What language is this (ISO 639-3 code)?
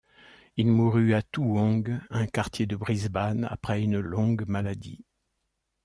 fra